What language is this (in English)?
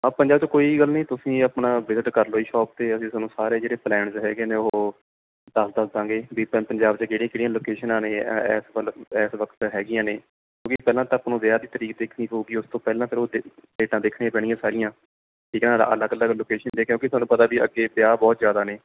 Punjabi